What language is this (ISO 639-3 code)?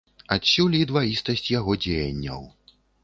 bel